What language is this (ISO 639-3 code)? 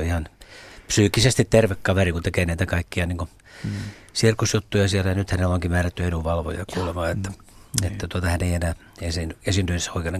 fin